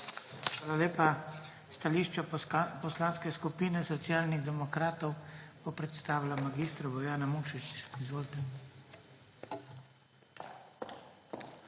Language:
Slovenian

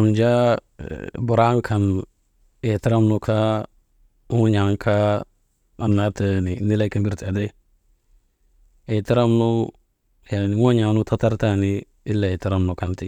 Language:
Maba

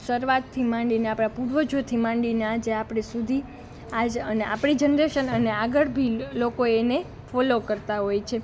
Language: Gujarati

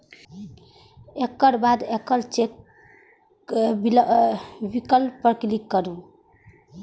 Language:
Maithili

